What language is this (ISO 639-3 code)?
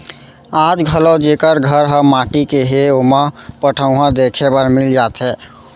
hne